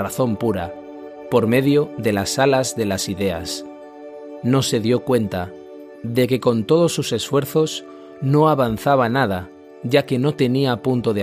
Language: Spanish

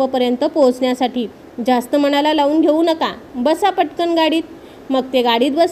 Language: Marathi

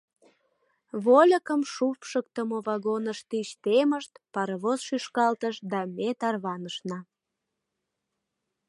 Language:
Mari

